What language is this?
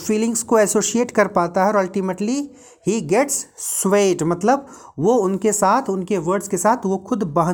Hindi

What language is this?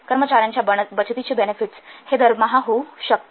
Marathi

